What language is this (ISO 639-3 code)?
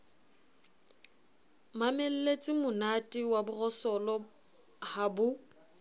sot